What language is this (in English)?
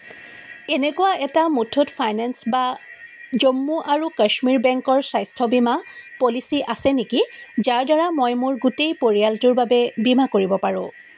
Assamese